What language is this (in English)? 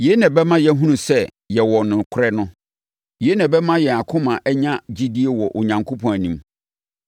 Akan